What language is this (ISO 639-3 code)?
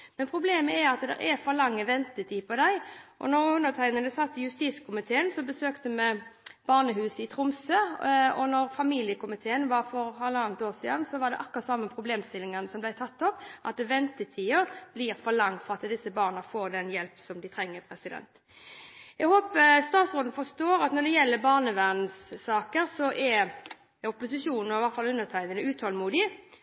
nob